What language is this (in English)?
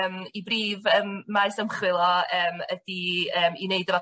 Welsh